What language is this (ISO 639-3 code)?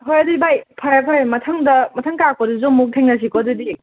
mni